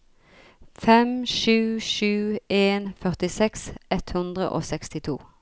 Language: Norwegian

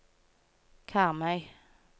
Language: Norwegian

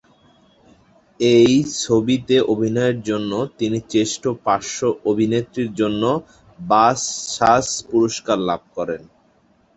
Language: Bangla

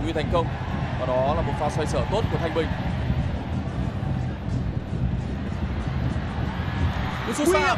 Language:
Vietnamese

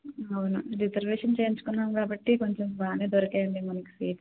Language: Telugu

